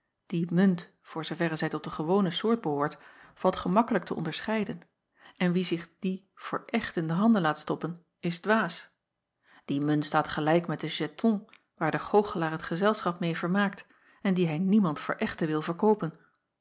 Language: Dutch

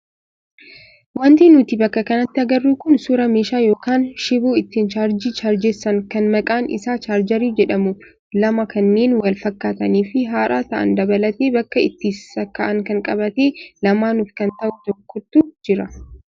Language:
Oromo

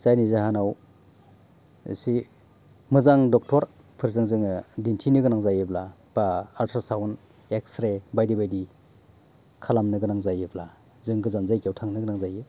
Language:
Bodo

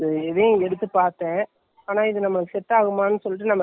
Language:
Tamil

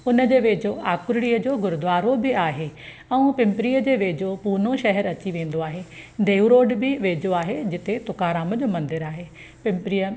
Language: Sindhi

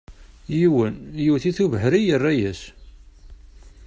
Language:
Kabyle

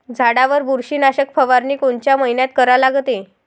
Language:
Marathi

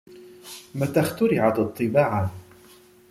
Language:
Arabic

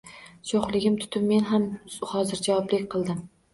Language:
Uzbek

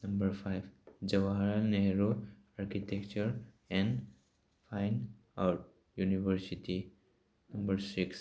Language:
Manipuri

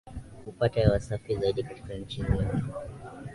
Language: Swahili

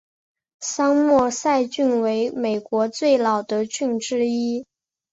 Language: Chinese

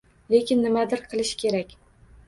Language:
Uzbek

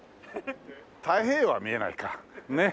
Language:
Japanese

